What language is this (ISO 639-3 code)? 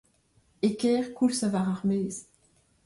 bre